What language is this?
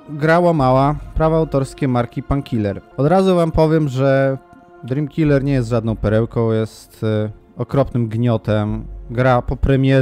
Polish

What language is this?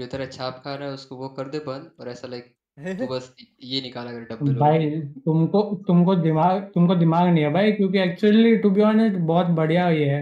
Hindi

